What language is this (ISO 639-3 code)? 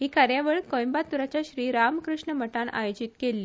kok